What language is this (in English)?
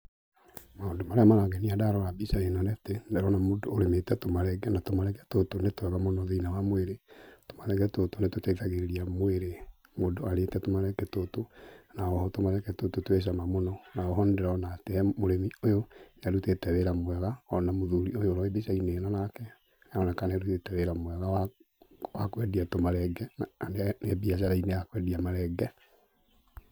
Kikuyu